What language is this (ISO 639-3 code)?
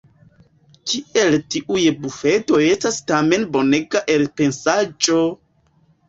epo